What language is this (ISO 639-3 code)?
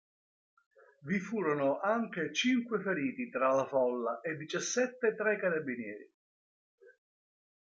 ita